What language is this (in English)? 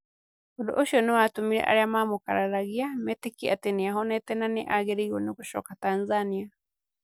Kikuyu